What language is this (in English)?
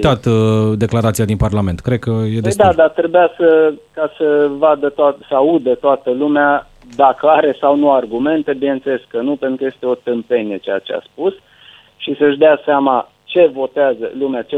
Romanian